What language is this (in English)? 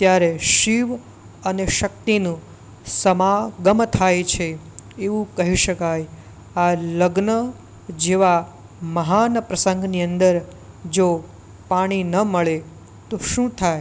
Gujarati